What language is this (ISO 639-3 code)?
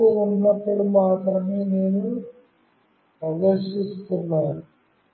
tel